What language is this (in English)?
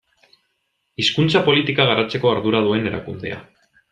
Basque